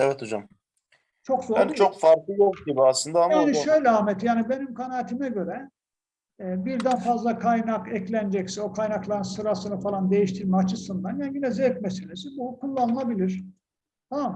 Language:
Turkish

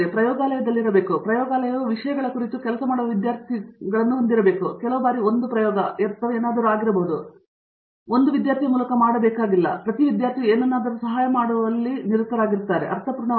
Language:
Kannada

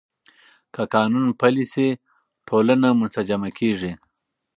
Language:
Pashto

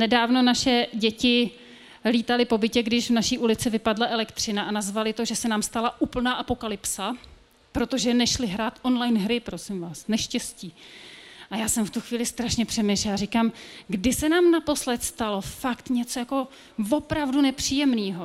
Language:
Czech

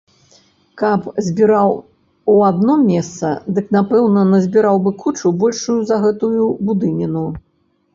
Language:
Belarusian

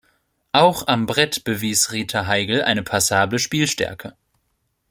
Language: German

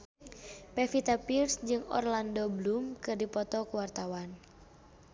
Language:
Sundanese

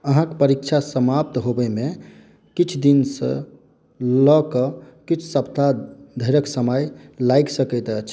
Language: Maithili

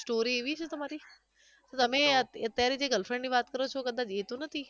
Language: Gujarati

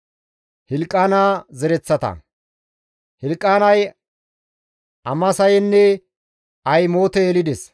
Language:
Gamo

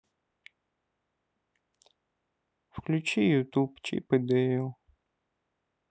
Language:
Russian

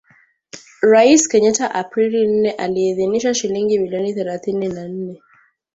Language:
Swahili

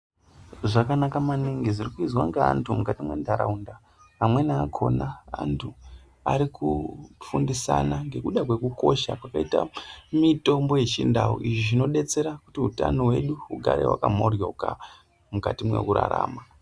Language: Ndau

